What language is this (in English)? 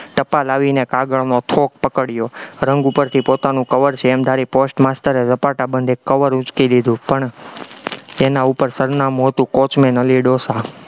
Gujarati